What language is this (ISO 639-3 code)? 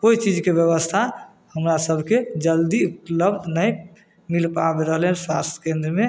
mai